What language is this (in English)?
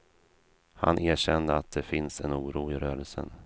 Swedish